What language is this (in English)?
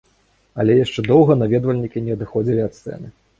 Belarusian